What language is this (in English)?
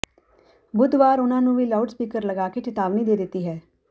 Punjabi